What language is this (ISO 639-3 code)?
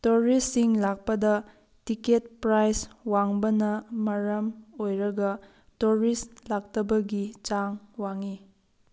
mni